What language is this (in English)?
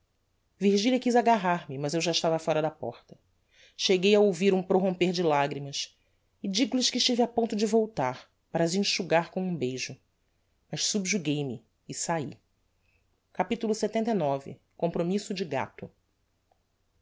Portuguese